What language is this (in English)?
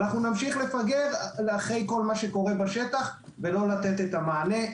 Hebrew